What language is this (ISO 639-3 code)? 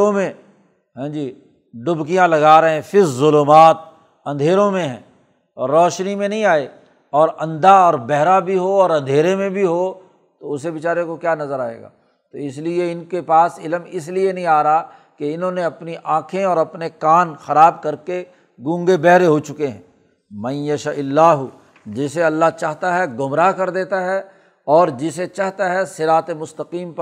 urd